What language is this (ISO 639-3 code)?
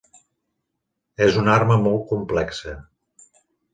cat